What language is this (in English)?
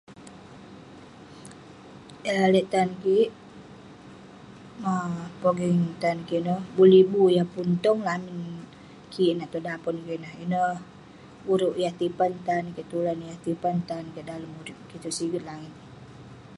Western Penan